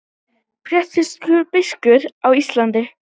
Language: Icelandic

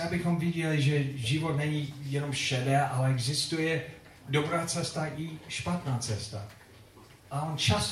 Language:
Czech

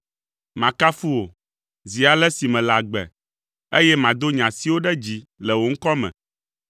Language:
Ewe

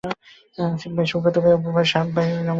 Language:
Bangla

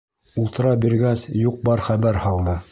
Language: Bashkir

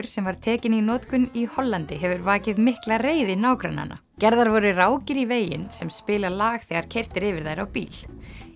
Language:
Icelandic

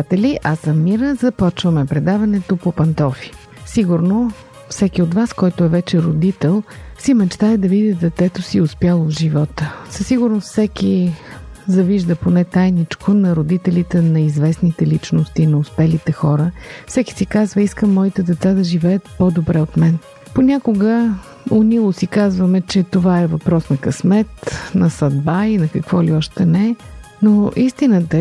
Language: Bulgarian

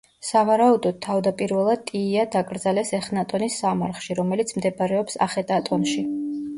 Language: Georgian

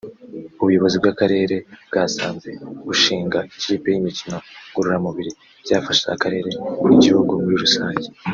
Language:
Kinyarwanda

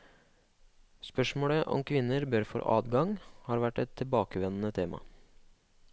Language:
Norwegian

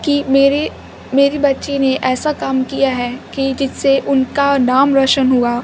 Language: Urdu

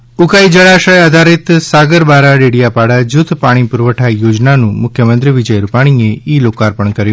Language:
Gujarati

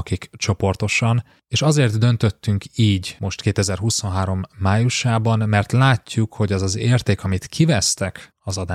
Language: Hungarian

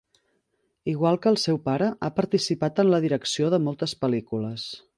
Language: Catalan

